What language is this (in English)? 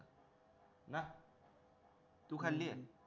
Marathi